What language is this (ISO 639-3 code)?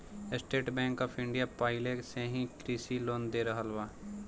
bho